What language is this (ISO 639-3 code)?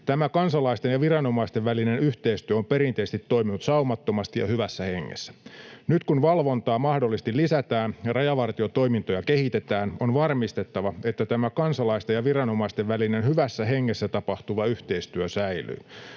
fin